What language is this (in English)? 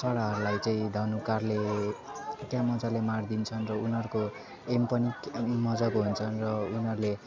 Nepali